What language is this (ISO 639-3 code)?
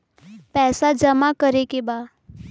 bho